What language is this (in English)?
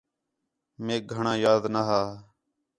Khetrani